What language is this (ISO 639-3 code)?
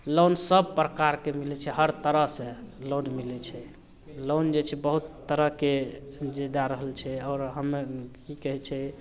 mai